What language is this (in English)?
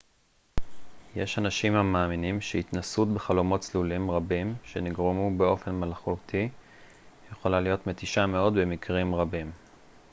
Hebrew